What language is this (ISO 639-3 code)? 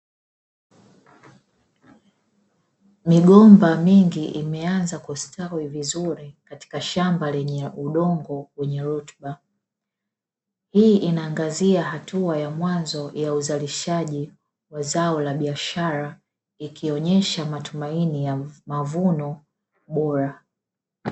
swa